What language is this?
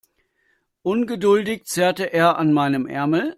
German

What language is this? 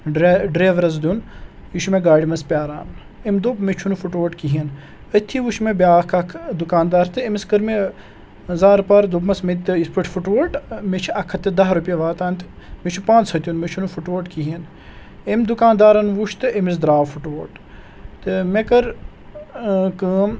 Kashmiri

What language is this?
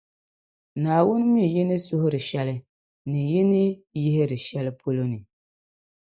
Dagbani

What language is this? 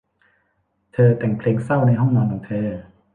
Thai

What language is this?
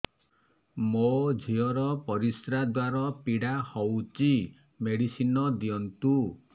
Odia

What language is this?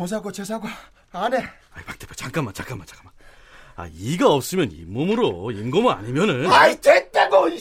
Korean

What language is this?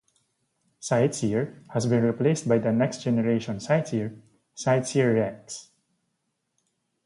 English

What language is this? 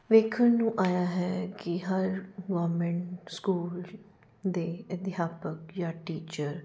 Punjabi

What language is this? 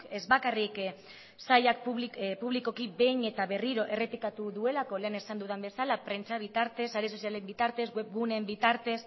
Basque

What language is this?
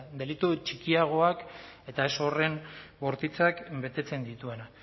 Basque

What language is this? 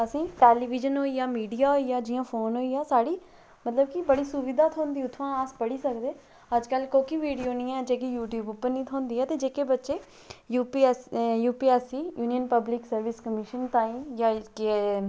Dogri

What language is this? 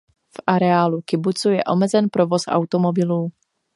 Czech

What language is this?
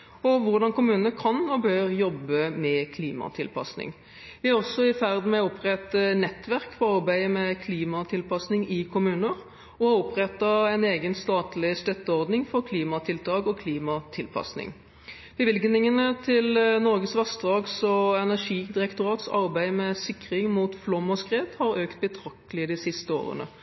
Norwegian Bokmål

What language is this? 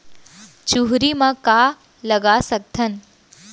Chhattisgarhi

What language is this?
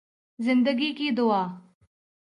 Urdu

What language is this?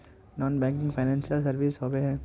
Magahi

